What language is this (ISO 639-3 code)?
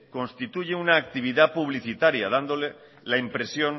spa